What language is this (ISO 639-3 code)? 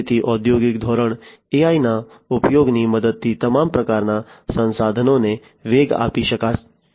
guj